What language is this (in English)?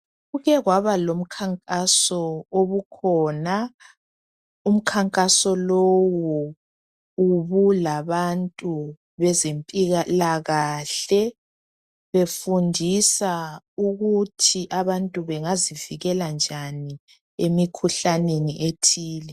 North Ndebele